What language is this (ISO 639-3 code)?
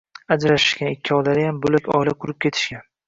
uzb